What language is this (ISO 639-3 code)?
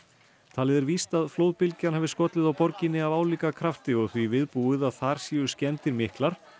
isl